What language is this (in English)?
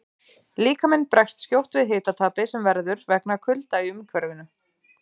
Icelandic